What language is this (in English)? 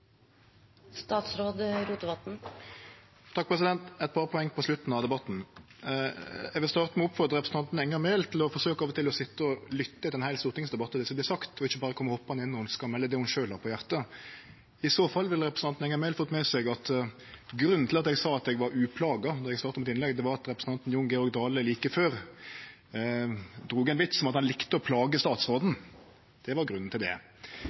Norwegian Nynorsk